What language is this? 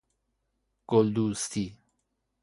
Persian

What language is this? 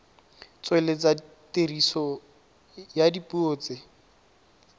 Tswana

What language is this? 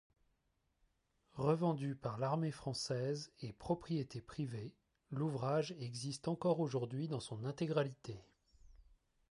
French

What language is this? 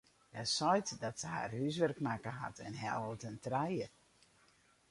Western Frisian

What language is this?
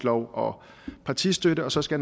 Danish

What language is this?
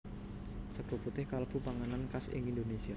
Javanese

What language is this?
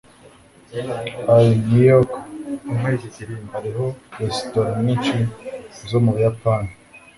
Kinyarwanda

